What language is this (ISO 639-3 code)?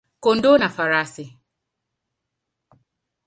swa